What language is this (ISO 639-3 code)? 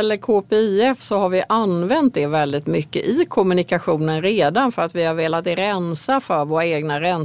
swe